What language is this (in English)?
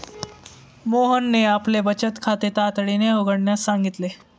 Marathi